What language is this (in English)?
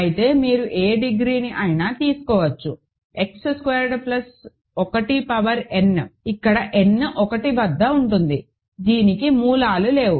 Telugu